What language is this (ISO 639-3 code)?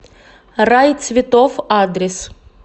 rus